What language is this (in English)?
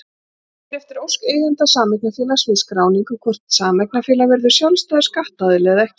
Icelandic